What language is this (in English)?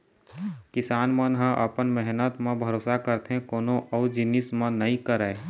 Chhattisgarhi